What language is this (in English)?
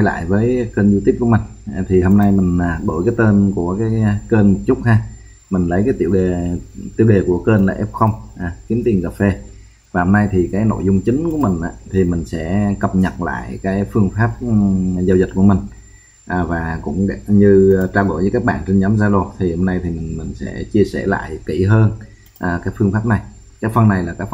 Vietnamese